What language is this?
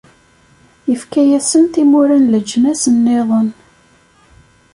Kabyle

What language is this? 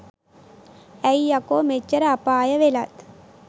Sinhala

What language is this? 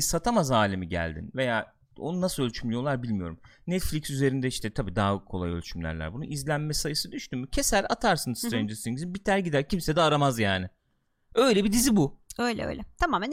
Turkish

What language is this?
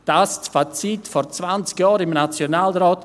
Swiss German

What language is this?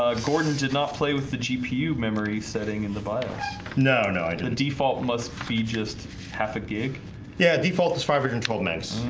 English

